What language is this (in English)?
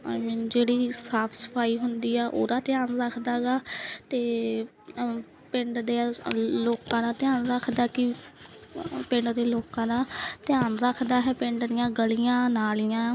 Punjabi